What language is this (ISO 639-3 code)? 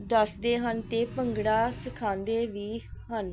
pan